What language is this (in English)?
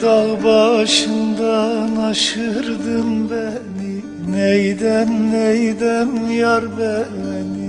Turkish